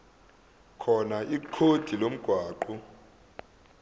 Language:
Zulu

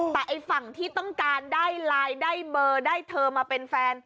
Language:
Thai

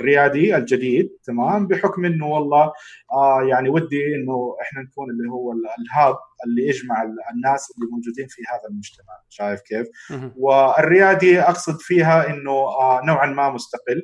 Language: Arabic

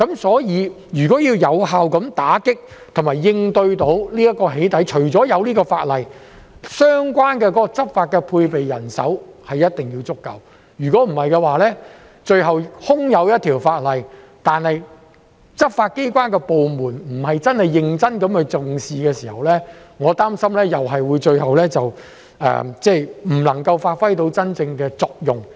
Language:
Cantonese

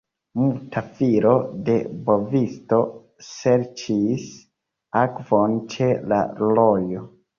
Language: Esperanto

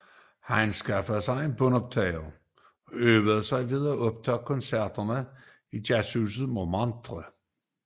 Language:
Danish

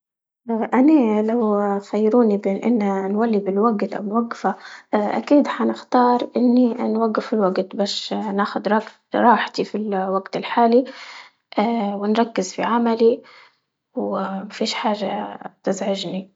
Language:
Libyan Arabic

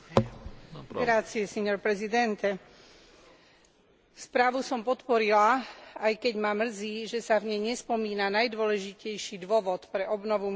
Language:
Slovak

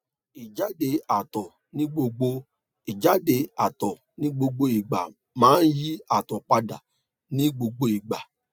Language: Yoruba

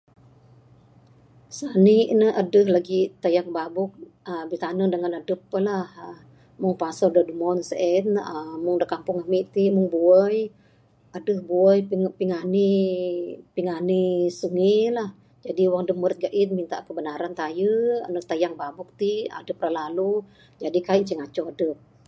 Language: Bukar-Sadung Bidayuh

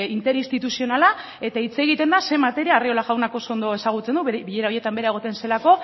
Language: Basque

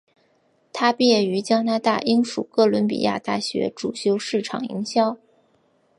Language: Chinese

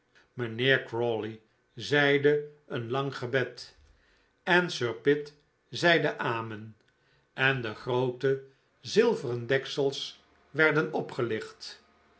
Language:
Dutch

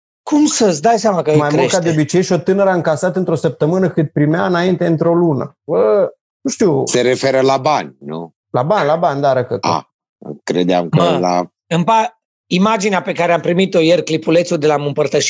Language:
Romanian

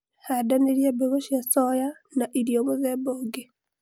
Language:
Kikuyu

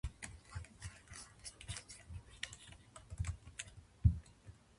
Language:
Japanese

